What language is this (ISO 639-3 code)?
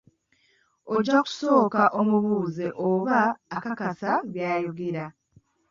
lug